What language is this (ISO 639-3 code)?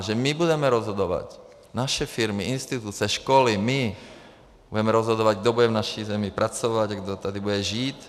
ces